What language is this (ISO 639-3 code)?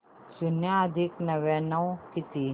mar